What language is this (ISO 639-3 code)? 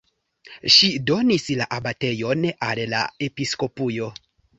epo